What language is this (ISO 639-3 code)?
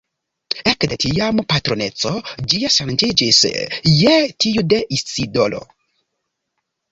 epo